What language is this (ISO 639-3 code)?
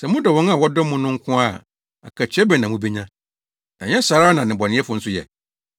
aka